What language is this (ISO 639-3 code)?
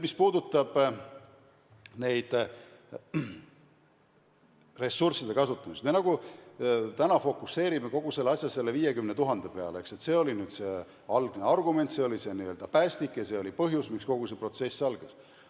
est